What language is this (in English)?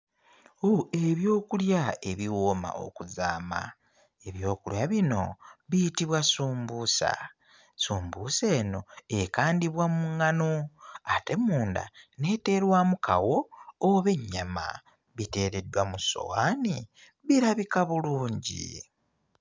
Ganda